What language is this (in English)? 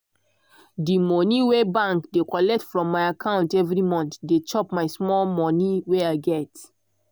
Nigerian Pidgin